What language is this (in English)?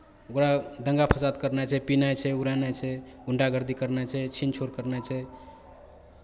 Maithili